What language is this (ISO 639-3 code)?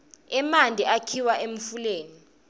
ssw